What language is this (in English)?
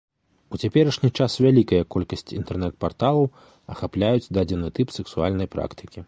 Belarusian